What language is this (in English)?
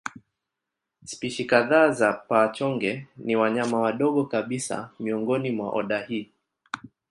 Swahili